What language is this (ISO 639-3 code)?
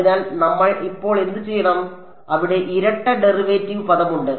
mal